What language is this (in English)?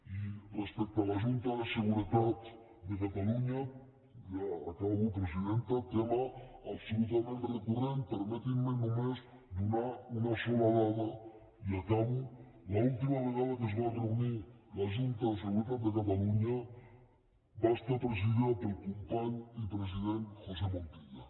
Catalan